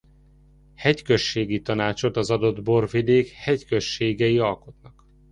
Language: Hungarian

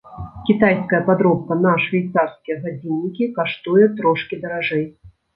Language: Belarusian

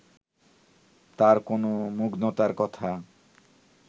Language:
Bangla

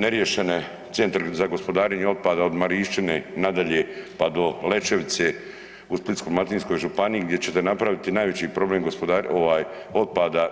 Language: Croatian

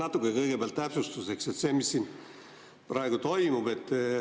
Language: Estonian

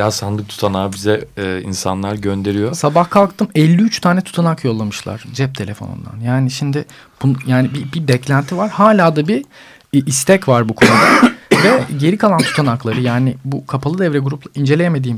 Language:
Turkish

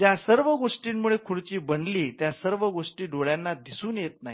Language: Marathi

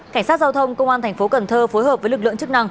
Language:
Vietnamese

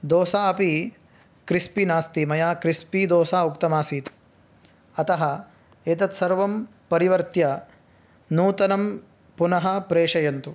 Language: Sanskrit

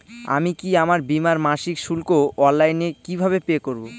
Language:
Bangla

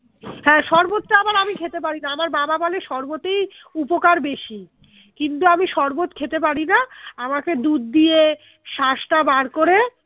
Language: Bangla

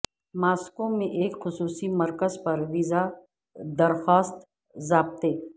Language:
Urdu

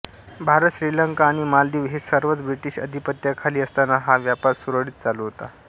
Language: Marathi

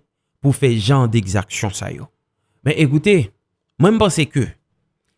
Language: French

